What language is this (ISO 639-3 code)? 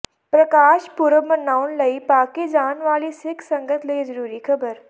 pan